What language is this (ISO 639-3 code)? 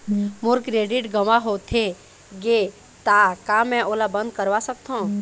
hne